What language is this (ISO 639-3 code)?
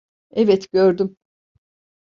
tur